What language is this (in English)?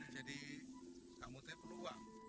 Indonesian